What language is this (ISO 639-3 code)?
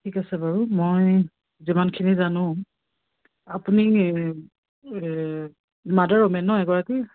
asm